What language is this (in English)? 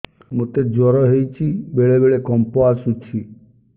Odia